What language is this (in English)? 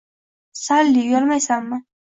Uzbek